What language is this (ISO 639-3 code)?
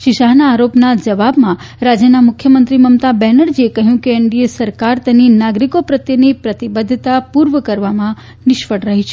guj